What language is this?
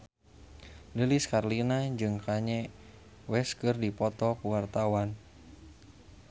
Sundanese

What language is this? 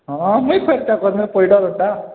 Odia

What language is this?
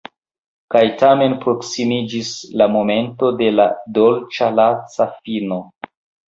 Esperanto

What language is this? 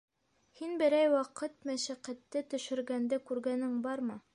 Bashkir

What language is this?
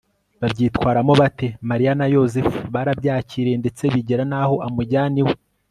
Kinyarwanda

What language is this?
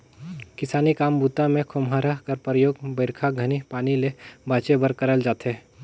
Chhattisgarhi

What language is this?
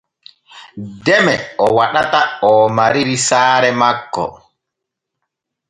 Borgu Fulfulde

